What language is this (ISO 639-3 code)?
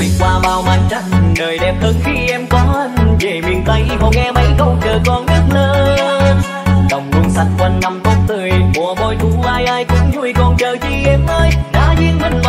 vie